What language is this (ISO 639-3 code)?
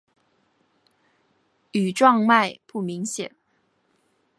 zho